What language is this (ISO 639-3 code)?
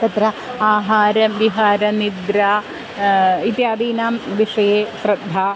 san